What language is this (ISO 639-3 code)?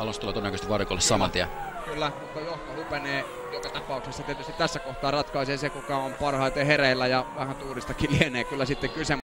fin